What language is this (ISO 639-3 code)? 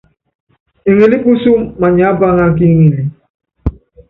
yav